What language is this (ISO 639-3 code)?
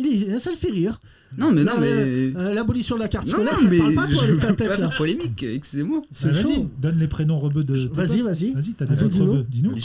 fra